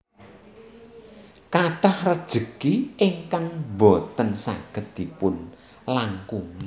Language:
Javanese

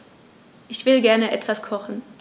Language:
German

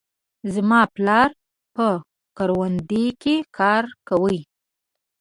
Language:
Pashto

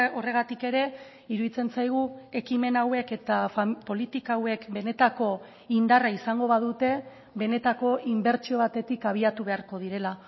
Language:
Basque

